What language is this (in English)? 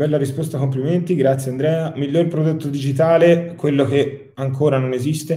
Italian